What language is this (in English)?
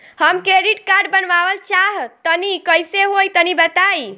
Bhojpuri